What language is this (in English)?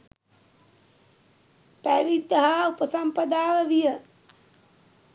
Sinhala